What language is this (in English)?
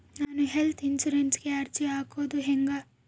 Kannada